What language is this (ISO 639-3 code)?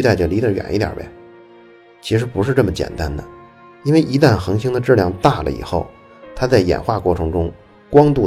zho